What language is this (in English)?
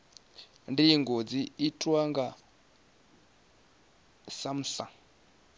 Venda